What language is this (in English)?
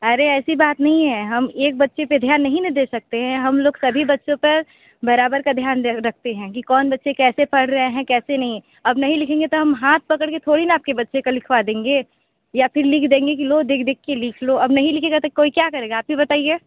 Hindi